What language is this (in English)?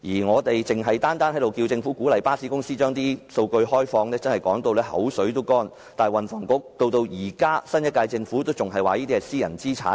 Cantonese